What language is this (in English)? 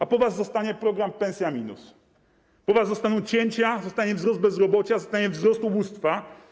Polish